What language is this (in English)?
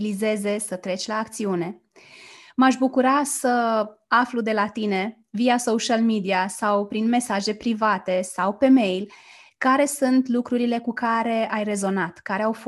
Romanian